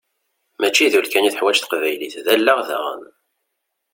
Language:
Kabyle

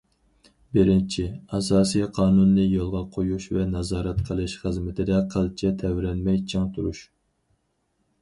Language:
Uyghur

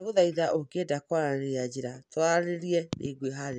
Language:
Kikuyu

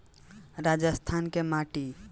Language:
Bhojpuri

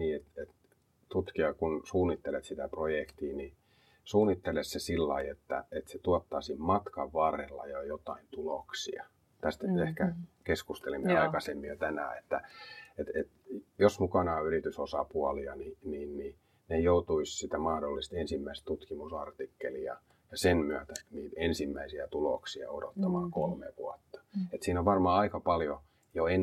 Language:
Finnish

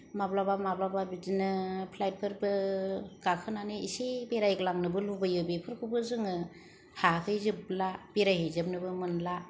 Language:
Bodo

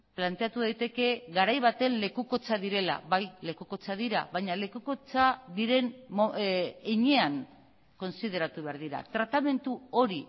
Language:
Basque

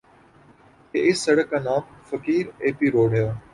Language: Urdu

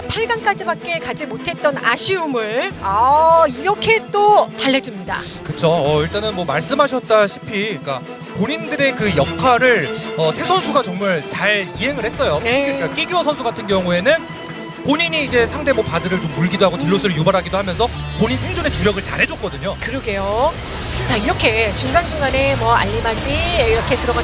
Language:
Korean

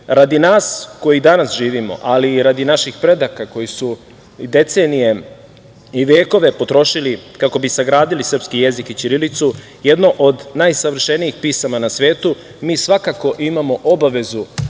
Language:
Serbian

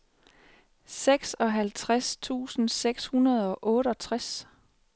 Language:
Danish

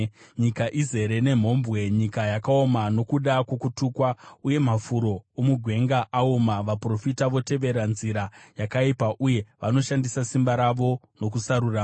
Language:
Shona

